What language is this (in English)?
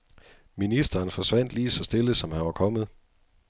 Danish